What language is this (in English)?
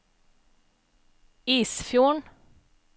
Norwegian